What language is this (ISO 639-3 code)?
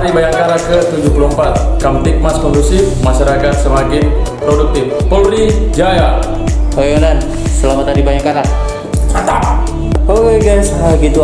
ind